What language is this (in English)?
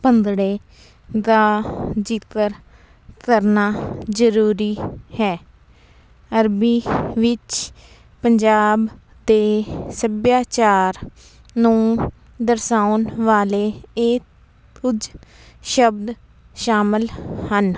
Punjabi